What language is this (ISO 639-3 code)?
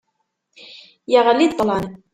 kab